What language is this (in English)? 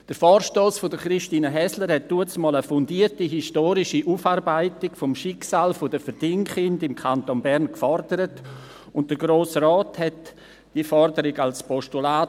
Swiss German